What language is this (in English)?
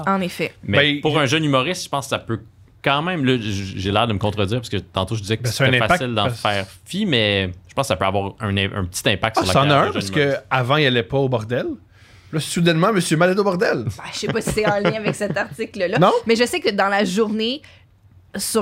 French